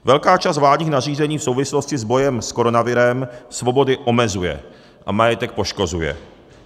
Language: Czech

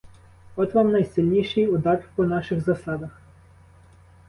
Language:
Ukrainian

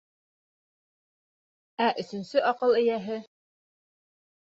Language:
Bashkir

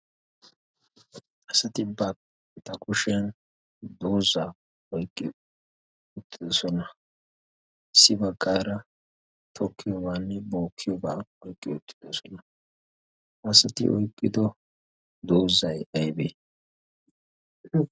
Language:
Wolaytta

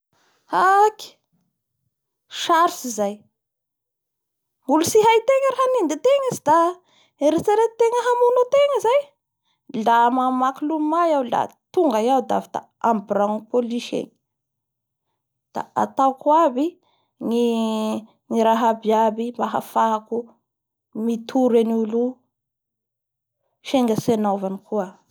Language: Bara Malagasy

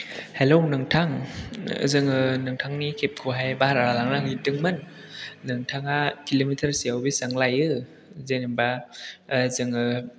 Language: Bodo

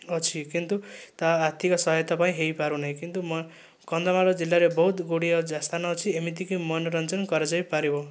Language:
Odia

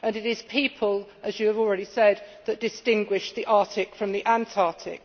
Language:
English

